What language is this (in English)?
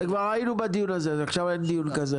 Hebrew